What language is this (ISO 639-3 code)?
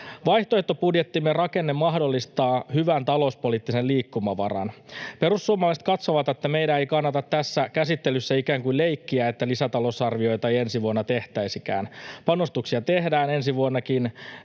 fin